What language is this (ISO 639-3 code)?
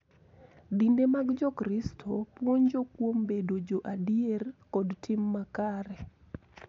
luo